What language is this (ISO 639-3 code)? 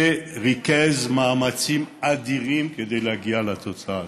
heb